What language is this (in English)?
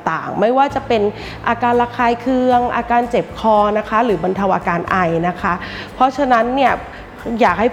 Thai